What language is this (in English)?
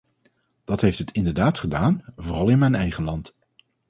Dutch